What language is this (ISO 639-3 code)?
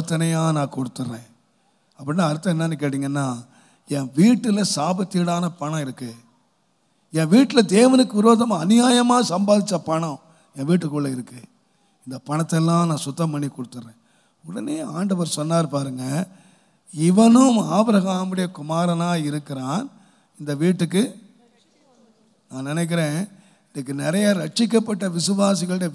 ara